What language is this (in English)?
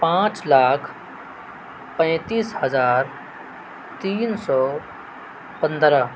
Urdu